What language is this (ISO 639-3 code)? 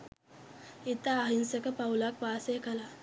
sin